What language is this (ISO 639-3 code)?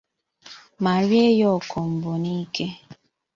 ibo